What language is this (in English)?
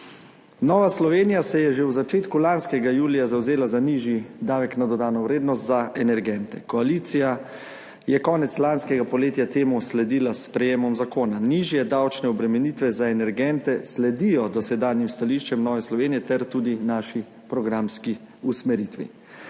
Slovenian